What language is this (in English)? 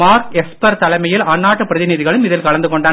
Tamil